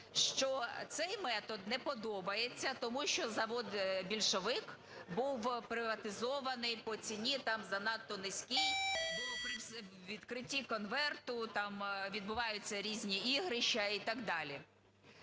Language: Ukrainian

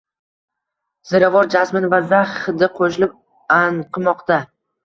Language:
Uzbek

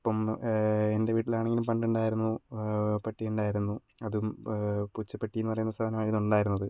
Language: Malayalam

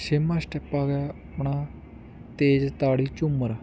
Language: Punjabi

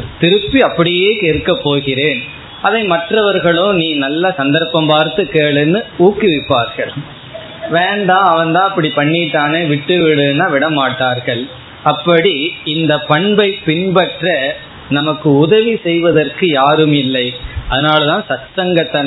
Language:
Tamil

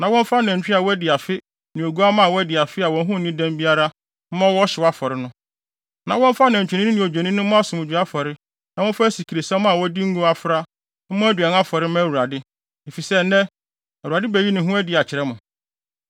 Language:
Akan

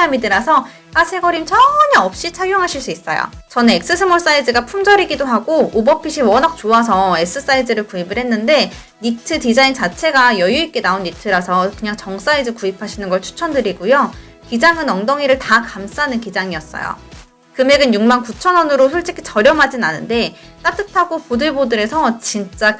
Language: Korean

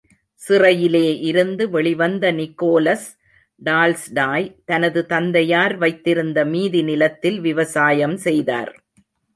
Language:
Tamil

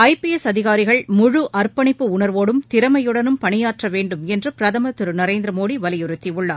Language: Tamil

